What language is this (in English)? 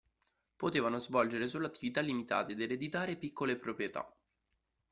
Italian